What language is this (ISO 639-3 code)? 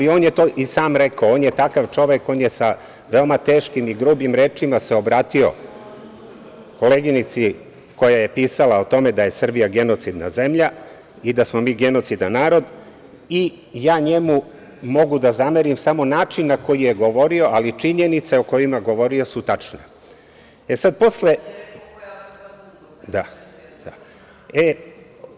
srp